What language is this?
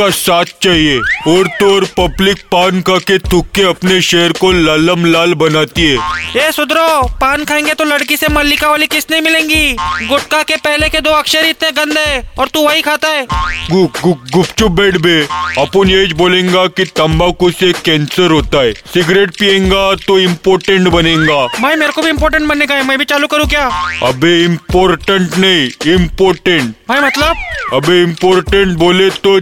Hindi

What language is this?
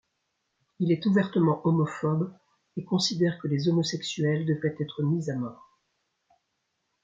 French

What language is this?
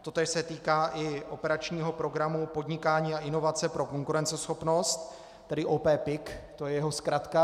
Czech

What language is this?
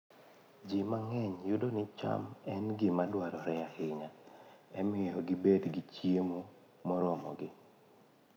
Luo (Kenya and Tanzania)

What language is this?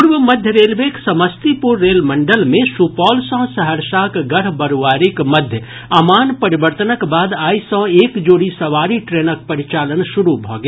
Maithili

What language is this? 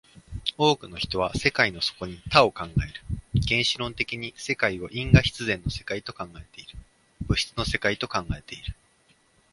Japanese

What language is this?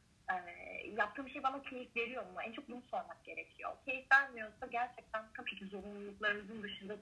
Turkish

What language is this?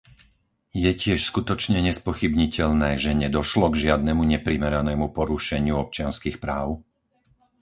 Slovak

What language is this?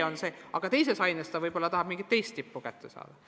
Estonian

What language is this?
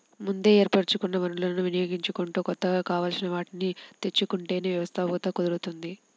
Telugu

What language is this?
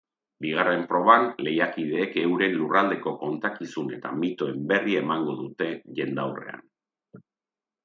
Basque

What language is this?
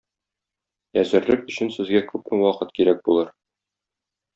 Tatar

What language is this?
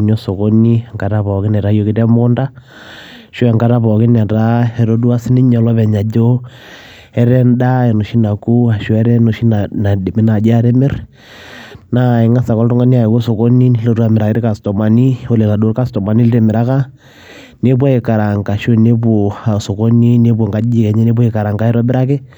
Masai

